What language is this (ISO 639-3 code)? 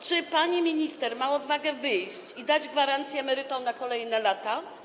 pol